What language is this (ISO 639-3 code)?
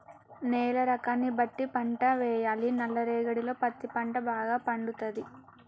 tel